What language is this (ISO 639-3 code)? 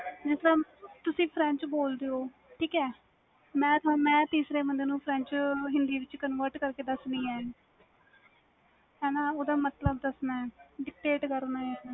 pan